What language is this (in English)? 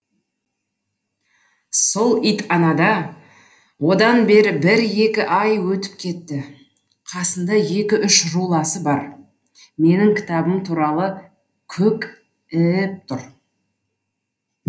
Kazakh